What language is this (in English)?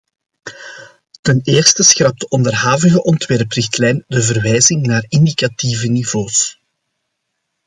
Dutch